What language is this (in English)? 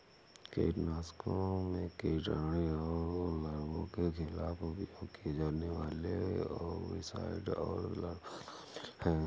Hindi